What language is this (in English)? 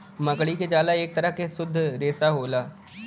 Bhojpuri